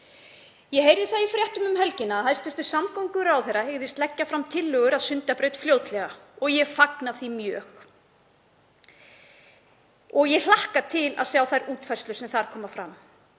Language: Icelandic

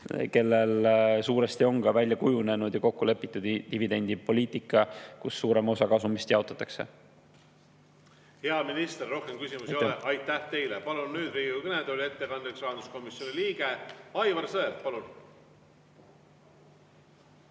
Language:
Estonian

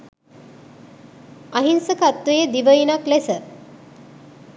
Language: Sinhala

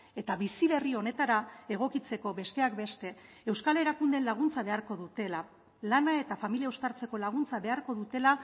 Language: Basque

